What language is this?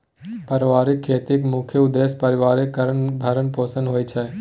Maithili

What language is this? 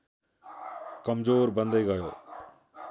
Nepali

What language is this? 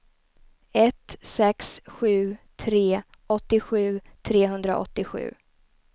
Swedish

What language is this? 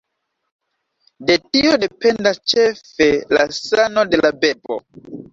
Esperanto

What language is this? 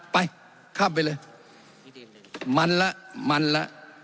Thai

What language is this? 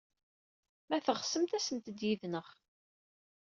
Kabyle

